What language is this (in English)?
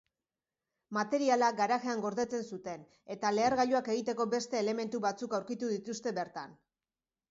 Basque